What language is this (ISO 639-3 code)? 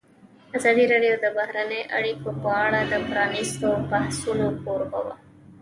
pus